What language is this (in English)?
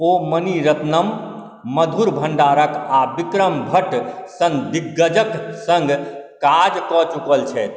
Maithili